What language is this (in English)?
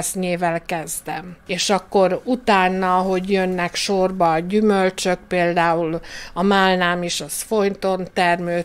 Hungarian